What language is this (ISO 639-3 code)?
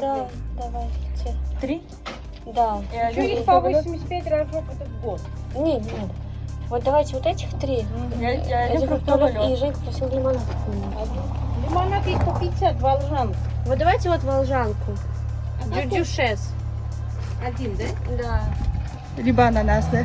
rus